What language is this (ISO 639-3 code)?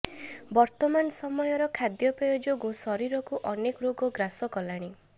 ori